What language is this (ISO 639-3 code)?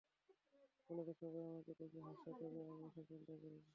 ben